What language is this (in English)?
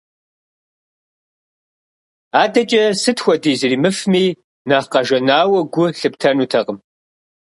Kabardian